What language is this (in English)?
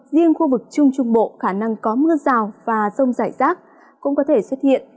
Vietnamese